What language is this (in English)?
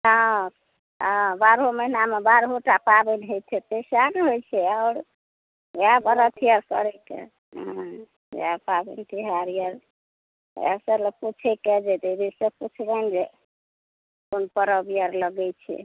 Maithili